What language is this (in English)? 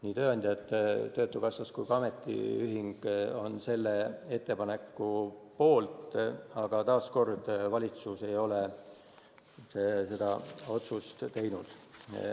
Estonian